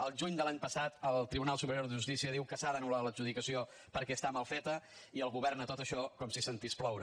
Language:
Catalan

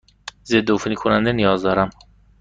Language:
Persian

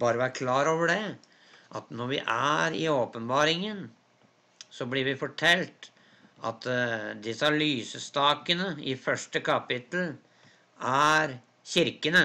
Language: Norwegian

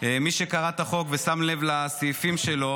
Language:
Hebrew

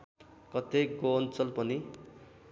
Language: Nepali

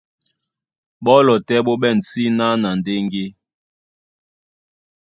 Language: Duala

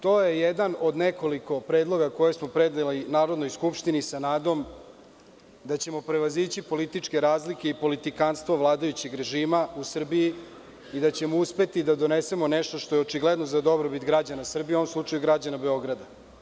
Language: Serbian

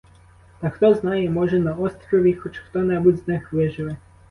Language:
Ukrainian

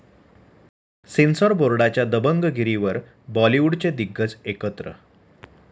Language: Marathi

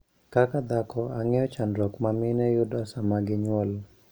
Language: Luo (Kenya and Tanzania)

